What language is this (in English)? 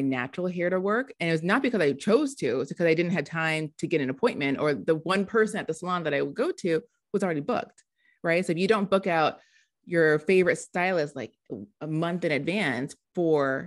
English